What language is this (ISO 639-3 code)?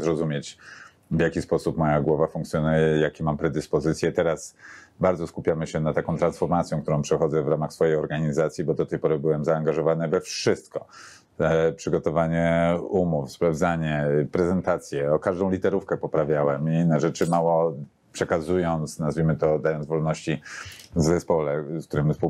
pol